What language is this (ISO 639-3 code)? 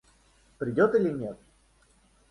rus